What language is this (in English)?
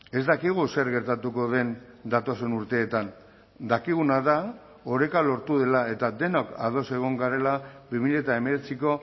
Basque